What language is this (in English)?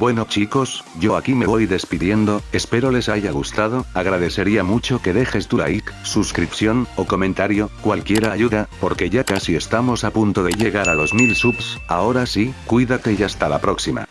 Spanish